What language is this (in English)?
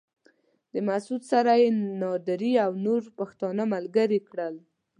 Pashto